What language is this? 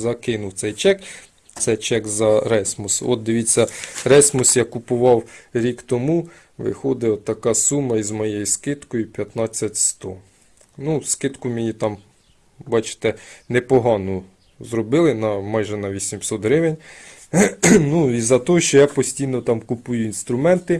Ukrainian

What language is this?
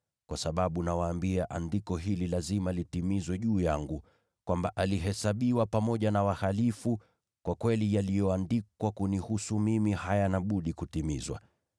Swahili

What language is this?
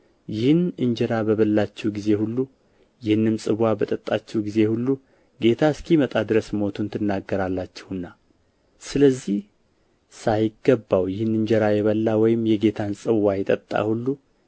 Amharic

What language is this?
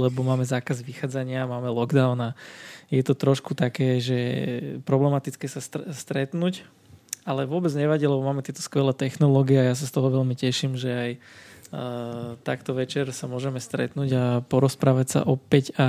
Slovak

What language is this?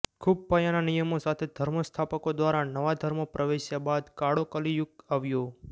Gujarati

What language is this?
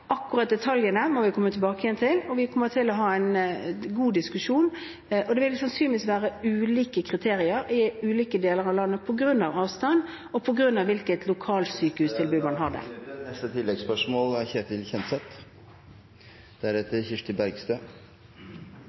Norwegian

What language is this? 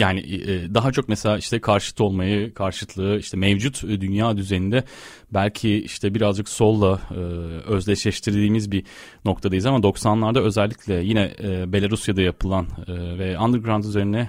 Turkish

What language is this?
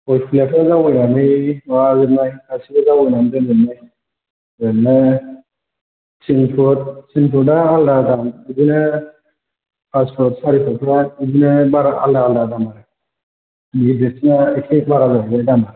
Bodo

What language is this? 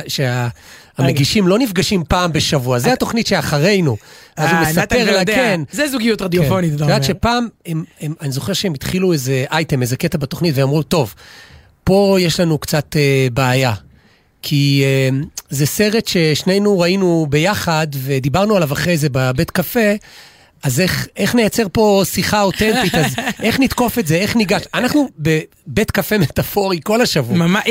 Hebrew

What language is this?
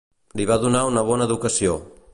Catalan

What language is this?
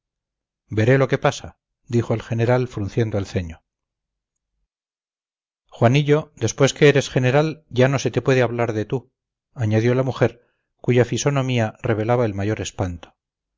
Spanish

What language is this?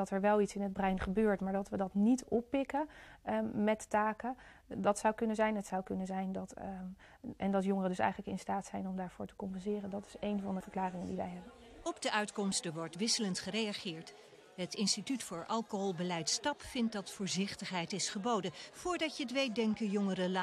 Dutch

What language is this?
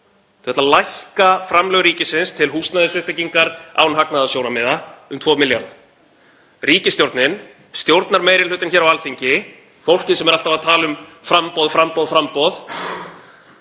Icelandic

